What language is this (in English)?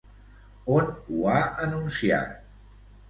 Catalan